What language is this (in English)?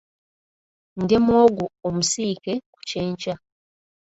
Ganda